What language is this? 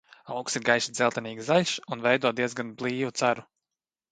Latvian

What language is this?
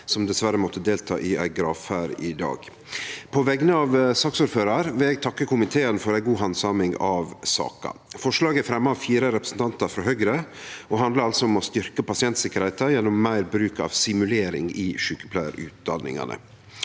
Norwegian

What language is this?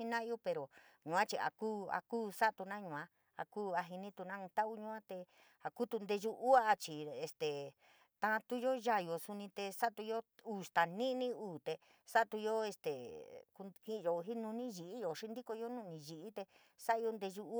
San Miguel El Grande Mixtec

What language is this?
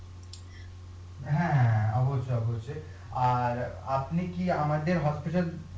Bangla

